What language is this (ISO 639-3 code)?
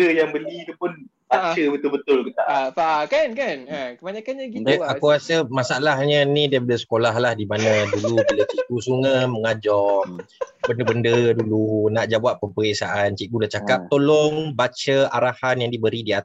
msa